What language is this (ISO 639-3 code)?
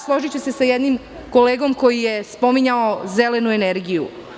srp